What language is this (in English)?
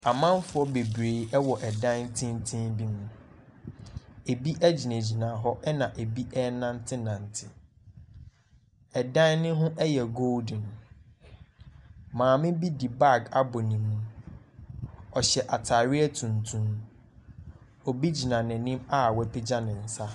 Akan